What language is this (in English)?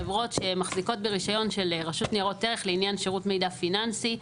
Hebrew